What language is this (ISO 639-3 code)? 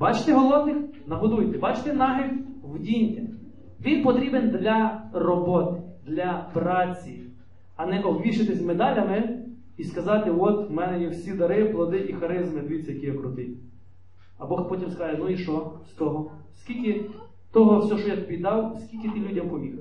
ukr